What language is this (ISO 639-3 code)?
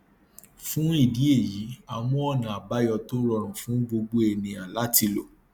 yor